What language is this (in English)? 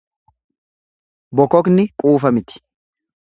Oromo